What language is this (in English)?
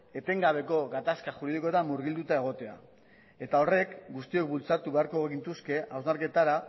Basque